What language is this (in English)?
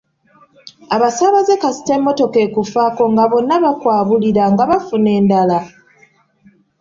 Ganda